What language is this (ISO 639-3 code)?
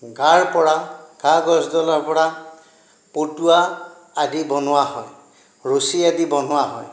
asm